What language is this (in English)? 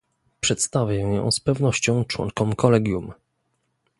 Polish